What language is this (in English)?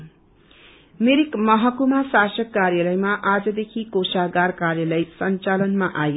Nepali